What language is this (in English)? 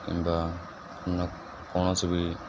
Odia